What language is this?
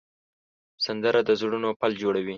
Pashto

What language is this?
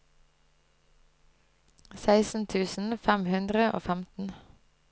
Norwegian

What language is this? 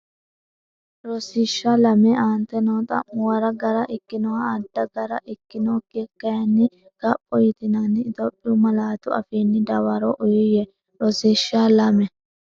Sidamo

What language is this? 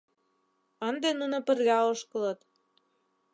Mari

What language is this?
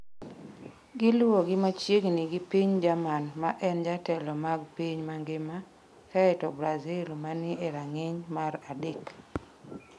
Luo (Kenya and Tanzania)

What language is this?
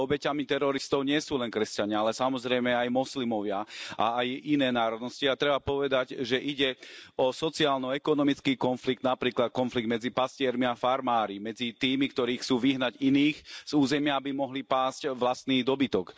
Slovak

